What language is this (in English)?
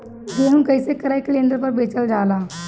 Bhojpuri